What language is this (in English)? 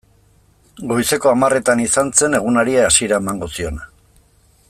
Basque